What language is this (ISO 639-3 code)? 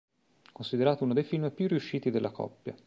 ita